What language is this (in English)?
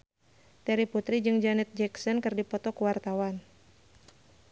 Sundanese